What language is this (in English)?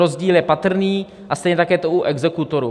Czech